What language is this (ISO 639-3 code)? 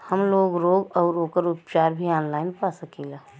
bho